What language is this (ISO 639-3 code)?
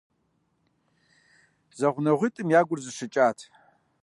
kbd